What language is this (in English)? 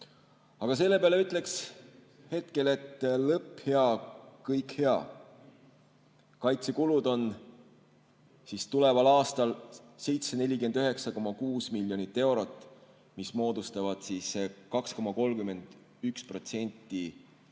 Estonian